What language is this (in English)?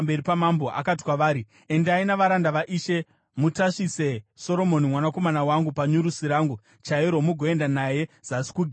Shona